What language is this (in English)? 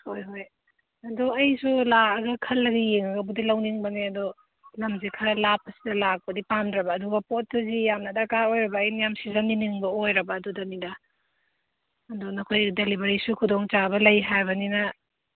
Manipuri